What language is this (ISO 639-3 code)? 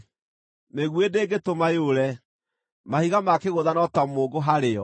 kik